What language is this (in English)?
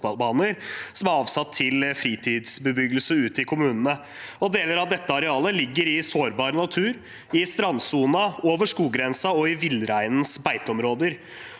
Norwegian